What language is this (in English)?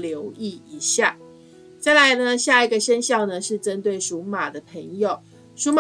Chinese